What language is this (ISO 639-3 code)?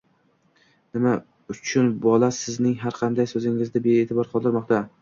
uzb